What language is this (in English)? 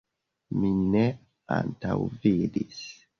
Esperanto